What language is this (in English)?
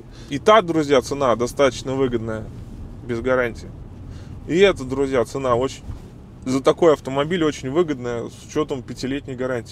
Russian